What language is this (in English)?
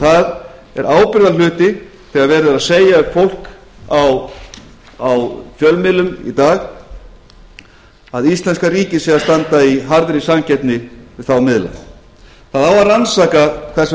Icelandic